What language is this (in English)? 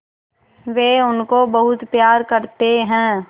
Hindi